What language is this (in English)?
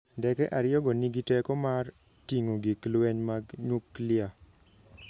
Luo (Kenya and Tanzania)